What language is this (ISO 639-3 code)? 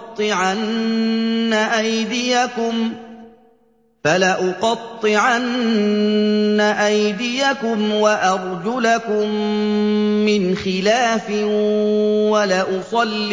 ara